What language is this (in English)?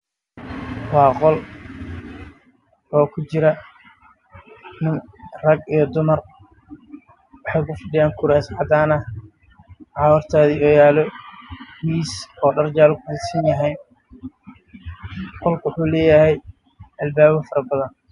Somali